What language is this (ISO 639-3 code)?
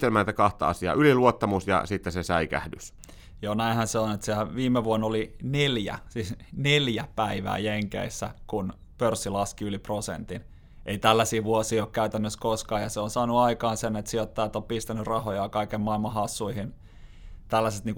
fin